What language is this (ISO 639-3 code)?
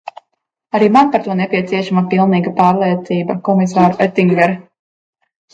lav